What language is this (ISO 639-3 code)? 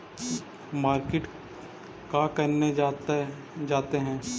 mag